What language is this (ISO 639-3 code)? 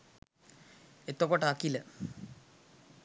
sin